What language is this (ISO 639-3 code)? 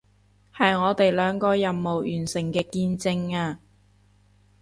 yue